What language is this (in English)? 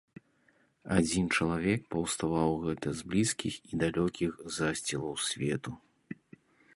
Belarusian